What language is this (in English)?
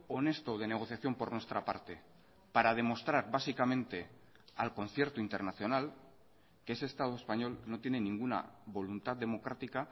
Spanish